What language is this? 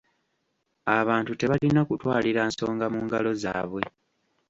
Ganda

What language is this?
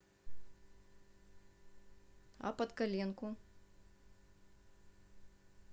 Russian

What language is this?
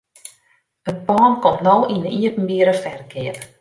Western Frisian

